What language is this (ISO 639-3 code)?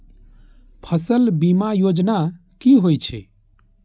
mai